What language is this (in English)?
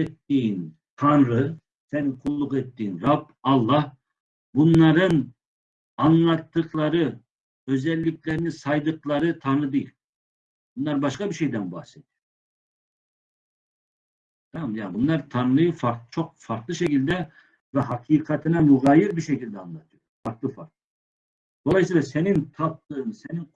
Turkish